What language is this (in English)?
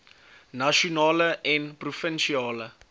Afrikaans